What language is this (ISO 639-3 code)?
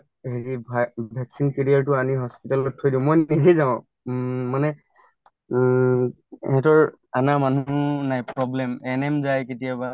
asm